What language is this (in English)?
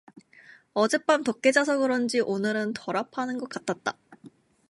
Korean